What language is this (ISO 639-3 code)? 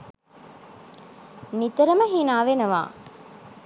sin